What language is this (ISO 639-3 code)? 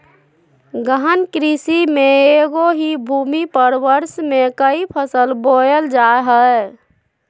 mag